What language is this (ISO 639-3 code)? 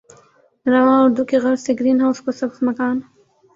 urd